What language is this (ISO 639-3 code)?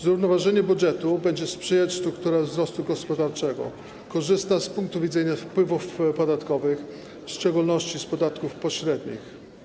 pol